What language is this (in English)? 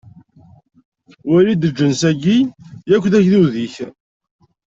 Kabyle